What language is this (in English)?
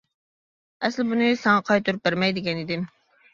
Uyghur